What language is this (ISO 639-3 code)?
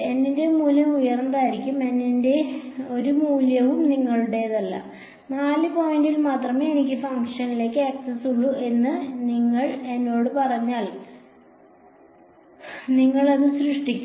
mal